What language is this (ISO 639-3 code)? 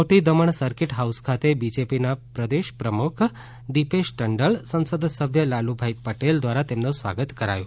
guj